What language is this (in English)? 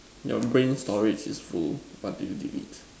English